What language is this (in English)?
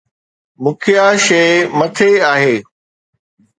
Sindhi